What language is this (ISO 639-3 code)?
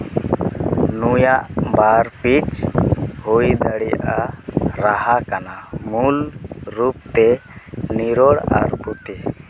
sat